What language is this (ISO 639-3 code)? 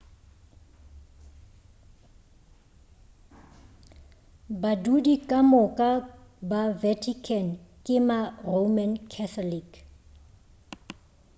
nso